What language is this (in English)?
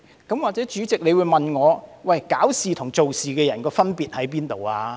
Cantonese